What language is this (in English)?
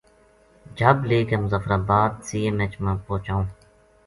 Gujari